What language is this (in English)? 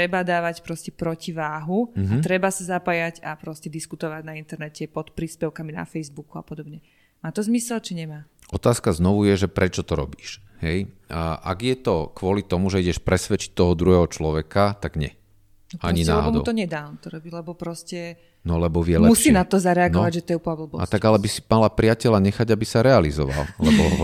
Slovak